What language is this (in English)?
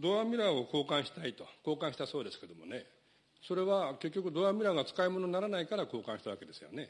Japanese